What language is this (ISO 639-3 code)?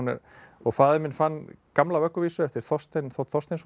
isl